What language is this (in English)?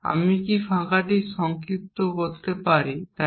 Bangla